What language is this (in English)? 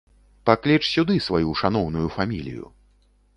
Belarusian